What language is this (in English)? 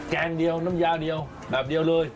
Thai